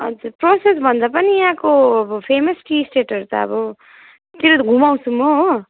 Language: Nepali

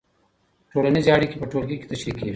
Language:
Pashto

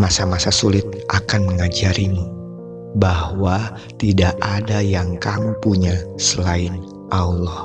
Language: Indonesian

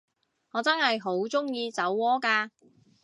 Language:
Cantonese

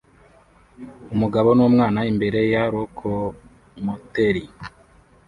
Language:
Kinyarwanda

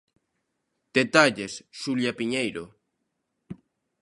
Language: Galician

